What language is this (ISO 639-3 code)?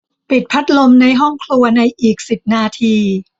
tha